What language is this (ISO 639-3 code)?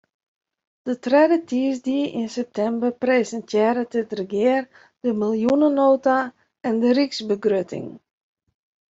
fry